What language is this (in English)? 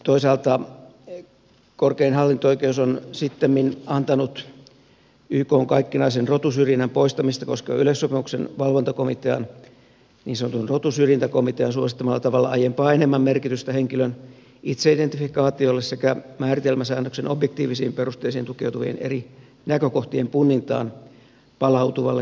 Finnish